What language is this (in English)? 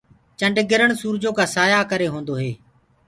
Gurgula